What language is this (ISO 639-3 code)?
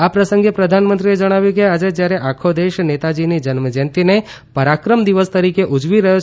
guj